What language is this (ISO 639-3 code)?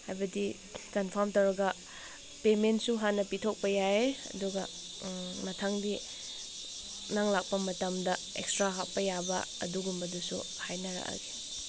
mni